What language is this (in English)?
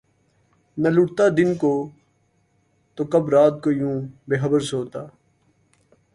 Urdu